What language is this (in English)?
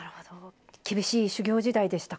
Japanese